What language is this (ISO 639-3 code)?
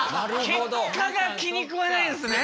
jpn